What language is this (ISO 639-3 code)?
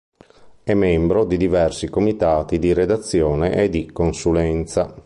ita